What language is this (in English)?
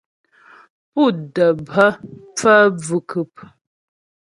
Ghomala